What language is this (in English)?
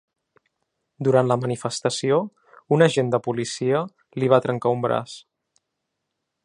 Catalan